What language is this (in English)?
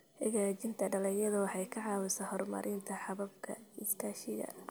Somali